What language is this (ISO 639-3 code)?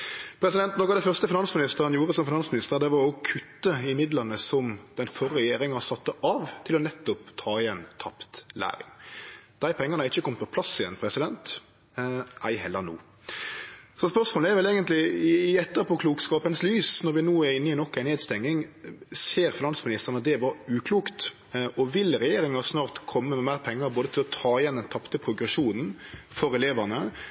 nno